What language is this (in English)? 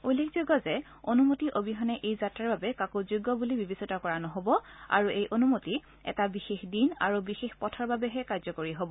Assamese